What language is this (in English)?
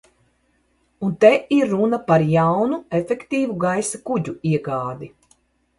Latvian